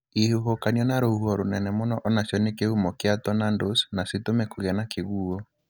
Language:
Kikuyu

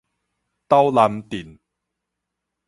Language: Min Nan Chinese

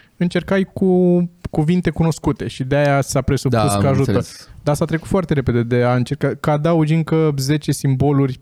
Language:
Romanian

